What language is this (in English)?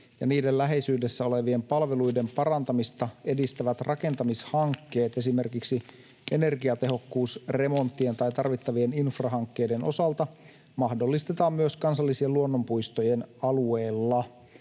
Finnish